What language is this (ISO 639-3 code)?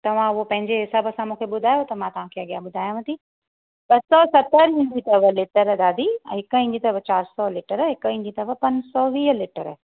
snd